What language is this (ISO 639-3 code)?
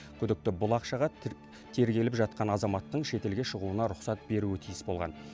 kaz